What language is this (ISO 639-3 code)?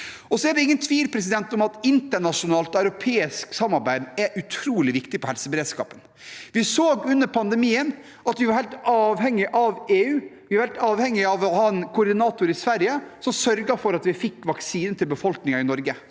nor